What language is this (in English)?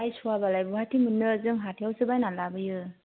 Bodo